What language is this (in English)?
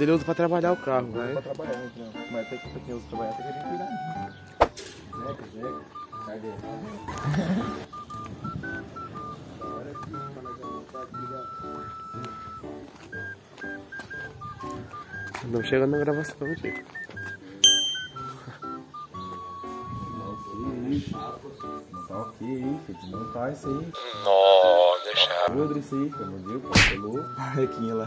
Portuguese